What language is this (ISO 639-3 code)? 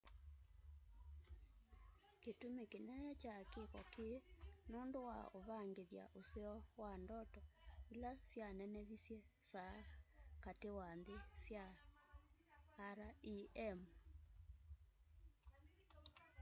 kam